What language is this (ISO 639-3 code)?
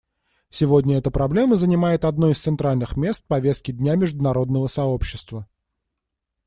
rus